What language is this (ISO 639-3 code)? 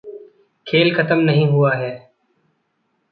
hin